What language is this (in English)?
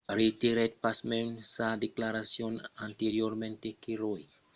Occitan